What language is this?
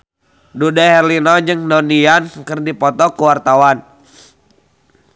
Sundanese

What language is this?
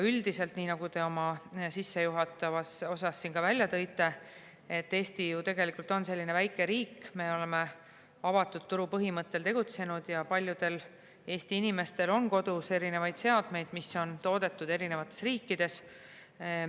Estonian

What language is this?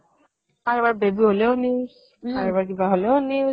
Assamese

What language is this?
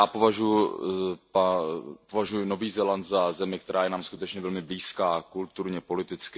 Czech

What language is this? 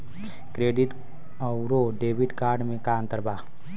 Bhojpuri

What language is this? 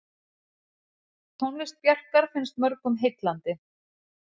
Icelandic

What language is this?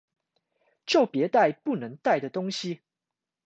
Chinese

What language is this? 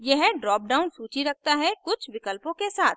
Hindi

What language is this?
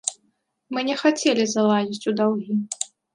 Belarusian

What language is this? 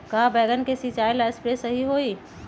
Magahi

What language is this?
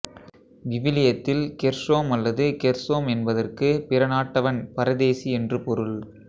Tamil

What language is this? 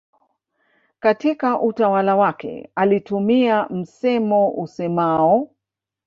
Swahili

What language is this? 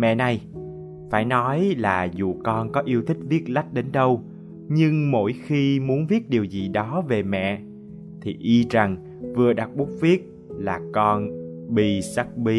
Vietnamese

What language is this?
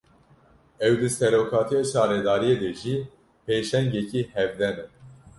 Kurdish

